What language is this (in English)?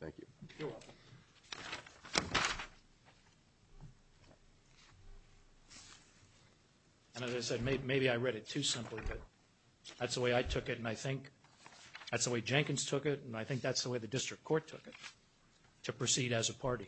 English